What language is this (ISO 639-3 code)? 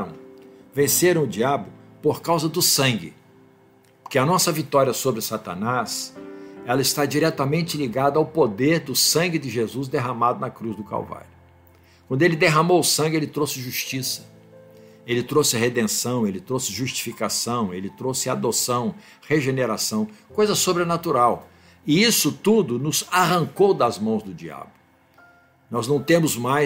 por